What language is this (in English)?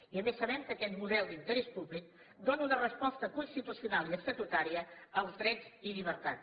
Catalan